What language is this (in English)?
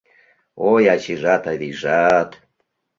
Mari